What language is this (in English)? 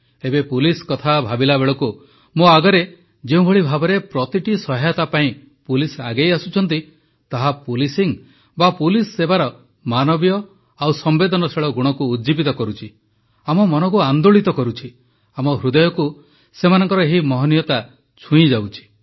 Odia